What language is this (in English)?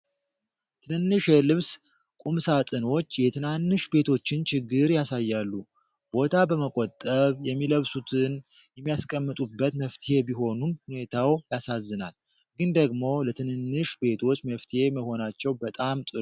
Amharic